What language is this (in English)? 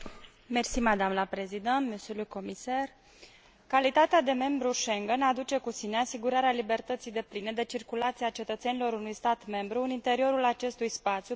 Romanian